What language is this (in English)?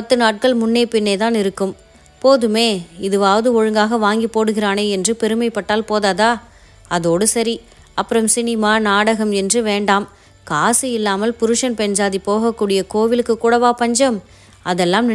Korean